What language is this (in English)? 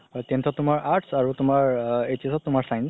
Assamese